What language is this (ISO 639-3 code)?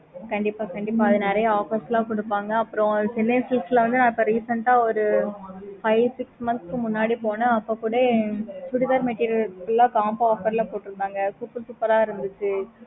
tam